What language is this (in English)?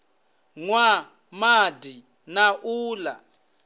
Venda